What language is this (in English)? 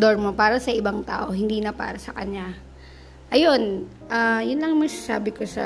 Filipino